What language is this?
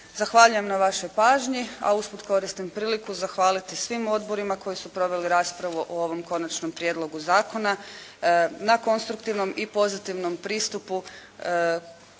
Croatian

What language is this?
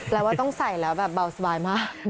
Thai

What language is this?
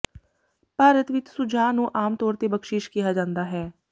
Punjabi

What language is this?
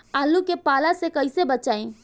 Bhojpuri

